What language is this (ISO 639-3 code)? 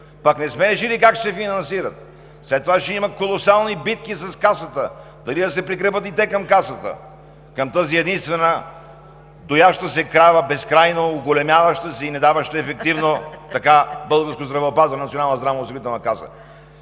bul